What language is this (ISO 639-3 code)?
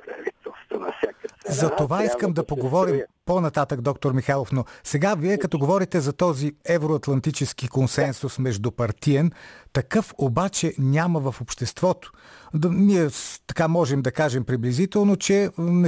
bul